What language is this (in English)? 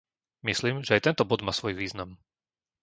Slovak